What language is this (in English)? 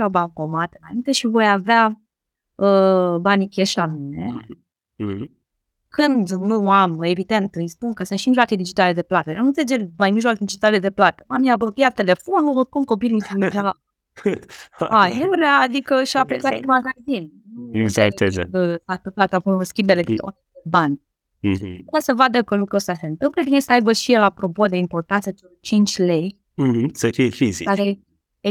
Romanian